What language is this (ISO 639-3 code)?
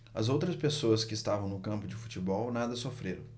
por